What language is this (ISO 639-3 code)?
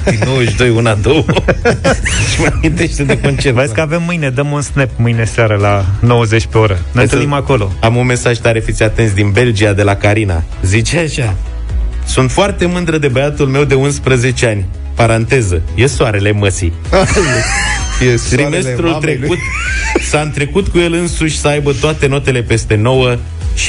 ron